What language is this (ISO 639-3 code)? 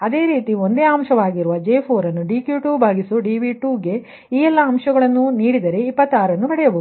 kan